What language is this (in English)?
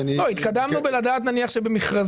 Hebrew